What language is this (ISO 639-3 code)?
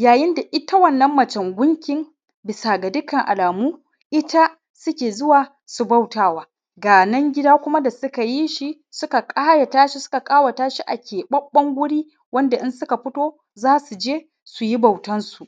hau